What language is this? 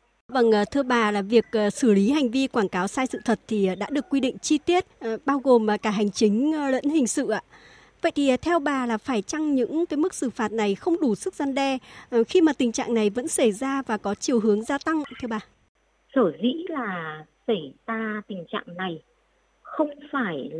Vietnamese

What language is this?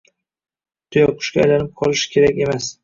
Uzbek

